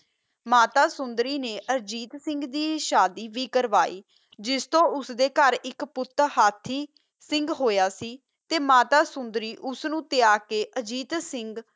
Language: Punjabi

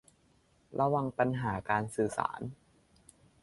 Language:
Thai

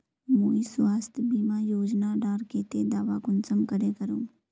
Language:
Magahi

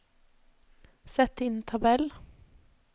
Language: Norwegian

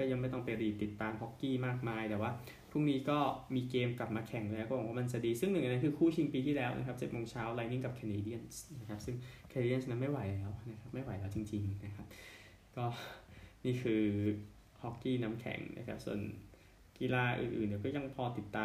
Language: Thai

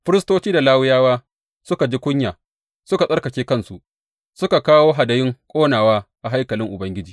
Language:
Hausa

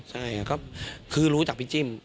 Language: Thai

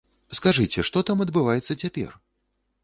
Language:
Belarusian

